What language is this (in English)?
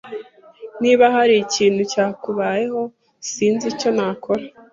Kinyarwanda